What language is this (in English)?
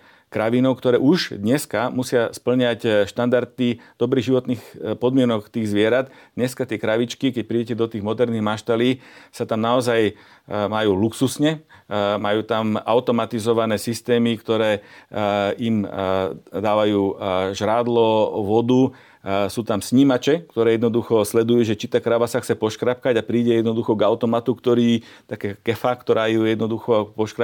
Slovak